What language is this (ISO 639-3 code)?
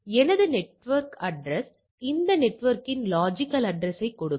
tam